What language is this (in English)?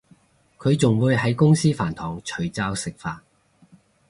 Cantonese